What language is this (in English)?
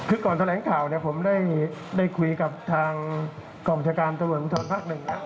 Thai